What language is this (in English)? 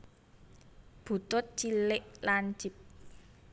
Javanese